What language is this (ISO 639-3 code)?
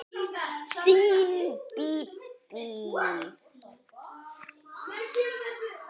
isl